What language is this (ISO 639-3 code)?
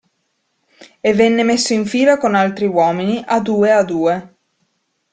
ita